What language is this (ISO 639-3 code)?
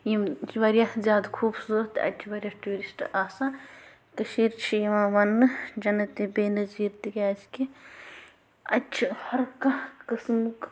kas